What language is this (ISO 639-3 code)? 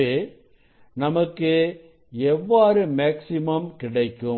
tam